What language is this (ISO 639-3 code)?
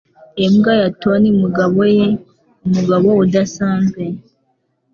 kin